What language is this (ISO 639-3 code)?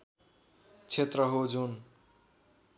nep